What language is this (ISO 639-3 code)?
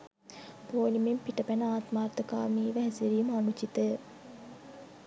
sin